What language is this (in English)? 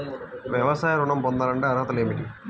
Telugu